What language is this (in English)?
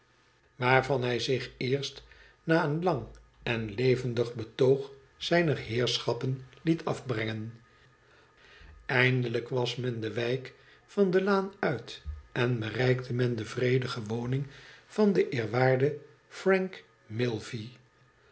Dutch